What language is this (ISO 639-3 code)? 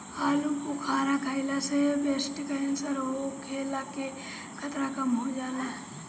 bho